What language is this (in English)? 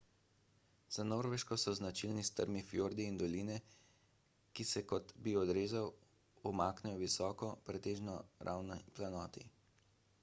Slovenian